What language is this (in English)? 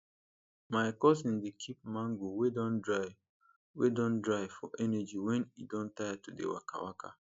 Nigerian Pidgin